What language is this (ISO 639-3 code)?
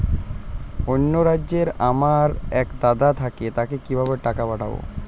ben